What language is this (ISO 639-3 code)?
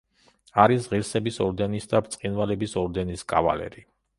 kat